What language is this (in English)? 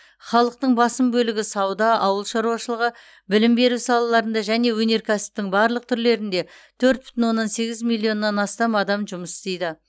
Kazakh